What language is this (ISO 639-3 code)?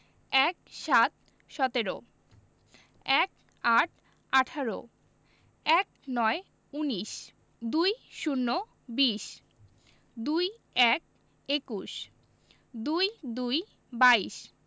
ben